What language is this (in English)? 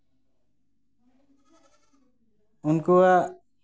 Santali